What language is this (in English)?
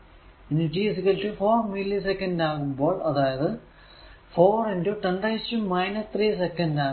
Malayalam